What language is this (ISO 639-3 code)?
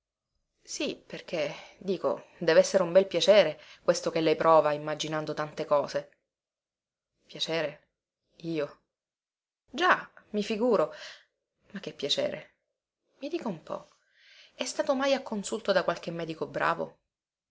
ita